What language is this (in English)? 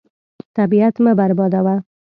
Pashto